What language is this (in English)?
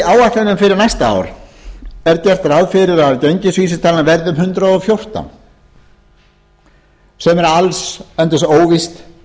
Icelandic